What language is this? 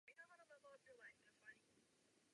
Czech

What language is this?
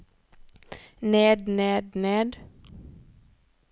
Norwegian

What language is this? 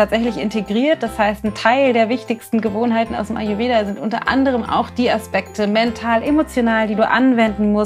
German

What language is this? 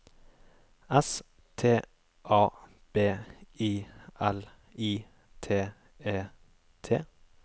Norwegian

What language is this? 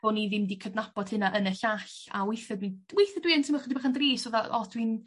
Welsh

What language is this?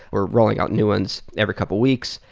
English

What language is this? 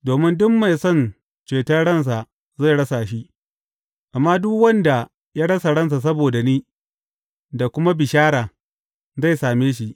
Hausa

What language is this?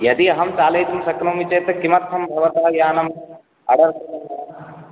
Sanskrit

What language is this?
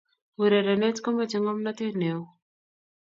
Kalenjin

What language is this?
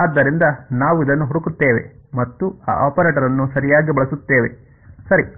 Kannada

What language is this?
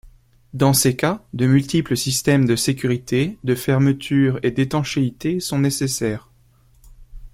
French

